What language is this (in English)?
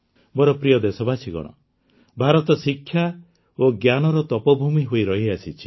Odia